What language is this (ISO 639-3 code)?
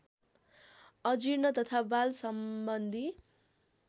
nep